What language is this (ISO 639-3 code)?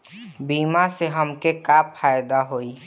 bho